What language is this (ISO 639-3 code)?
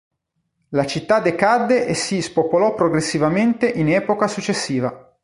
ita